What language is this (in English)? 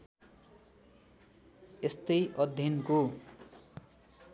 Nepali